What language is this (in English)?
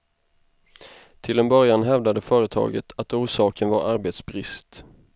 Swedish